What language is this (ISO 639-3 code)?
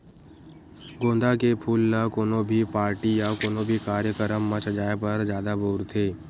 hne